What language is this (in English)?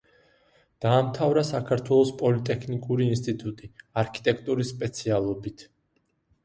Georgian